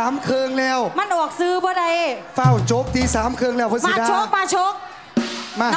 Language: Thai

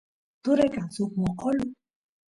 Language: Santiago del Estero Quichua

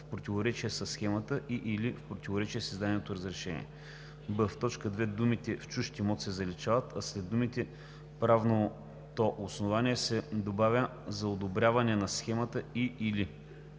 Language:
Bulgarian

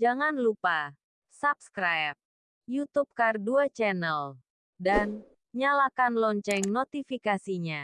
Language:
Indonesian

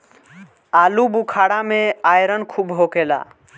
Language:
Bhojpuri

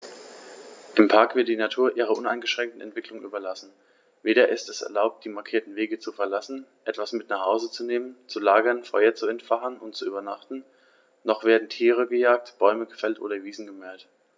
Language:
German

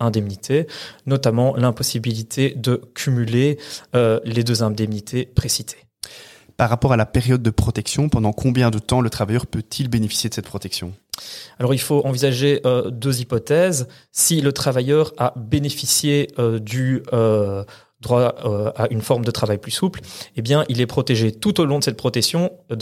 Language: French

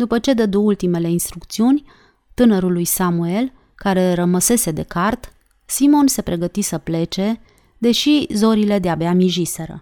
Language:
Romanian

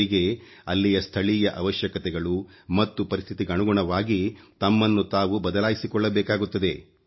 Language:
Kannada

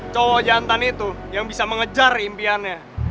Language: Indonesian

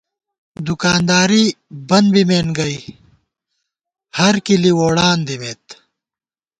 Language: Gawar-Bati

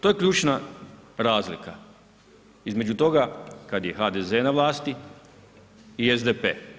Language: Croatian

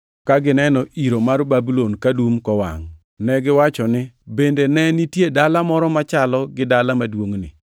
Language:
Luo (Kenya and Tanzania)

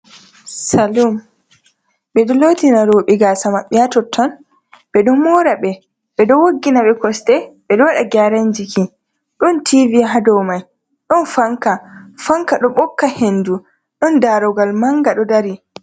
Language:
Fula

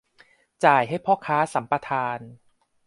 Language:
Thai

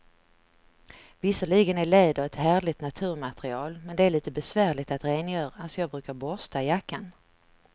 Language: Swedish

